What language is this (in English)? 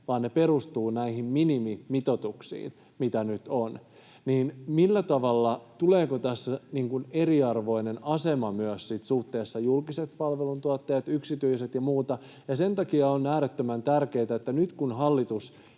Finnish